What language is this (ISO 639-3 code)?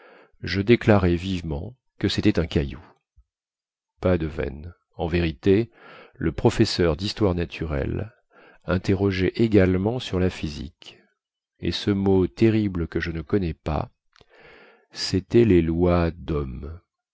fra